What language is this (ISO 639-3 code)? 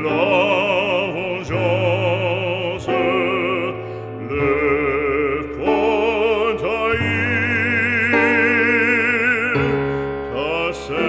bul